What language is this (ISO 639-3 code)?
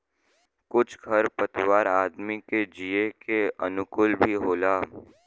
bho